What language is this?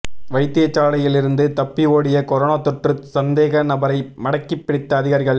Tamil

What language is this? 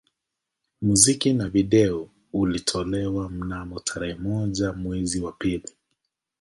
Swahili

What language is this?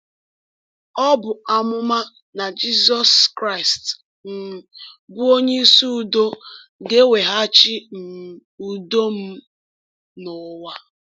Igbo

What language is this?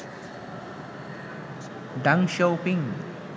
Bangla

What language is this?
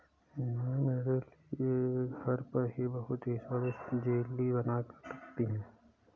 Hindi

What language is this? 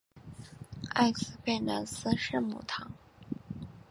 Chinese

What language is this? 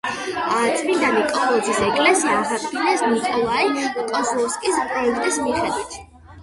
Georgian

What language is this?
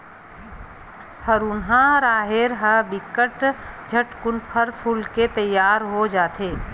Chhattisgarhi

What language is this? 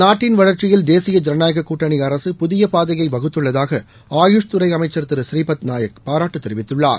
Tamil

